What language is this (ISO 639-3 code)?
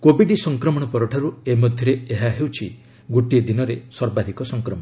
ori